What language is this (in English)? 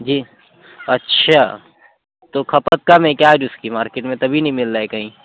Urdu